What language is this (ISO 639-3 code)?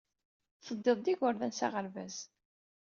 kab